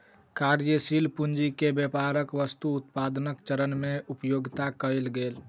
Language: Maithili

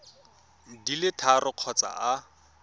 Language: Tswana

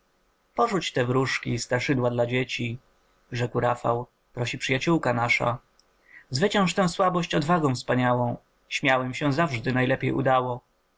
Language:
Polish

